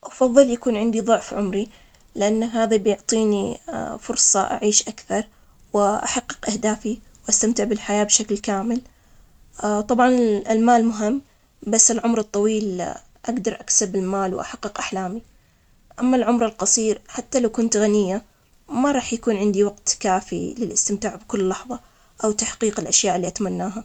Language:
Omani Arabic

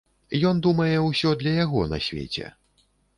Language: Belarusian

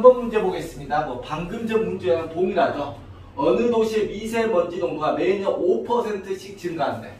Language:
Korean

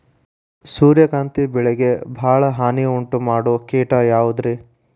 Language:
Kannada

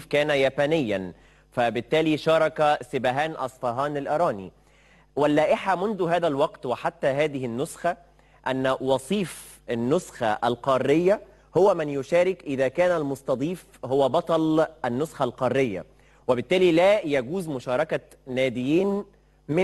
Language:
Arabic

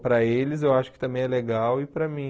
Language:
Portuguese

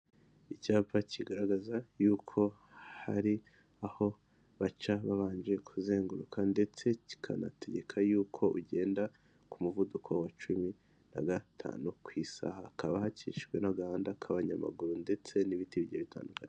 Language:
Kinyarwanda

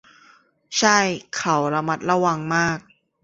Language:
Thai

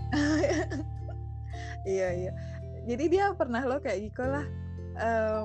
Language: Indonesian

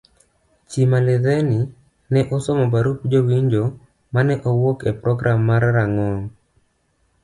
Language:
Luo (Kenya and Tanzania)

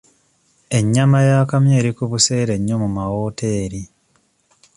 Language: Ganda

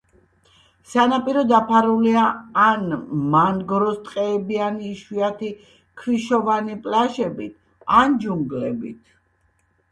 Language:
Georgian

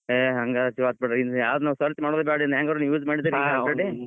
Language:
Kannada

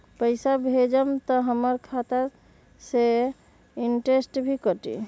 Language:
Magahi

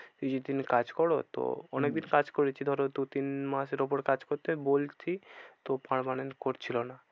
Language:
Bangla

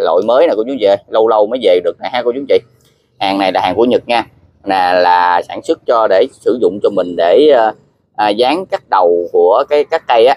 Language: Vietnamese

